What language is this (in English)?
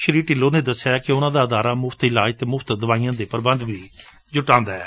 Punjabi